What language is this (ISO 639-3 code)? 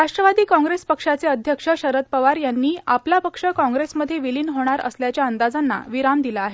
mar